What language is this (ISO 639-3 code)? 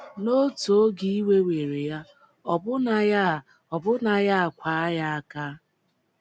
ibo